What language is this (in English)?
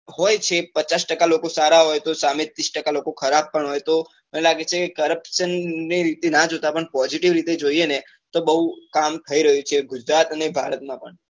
Gujarati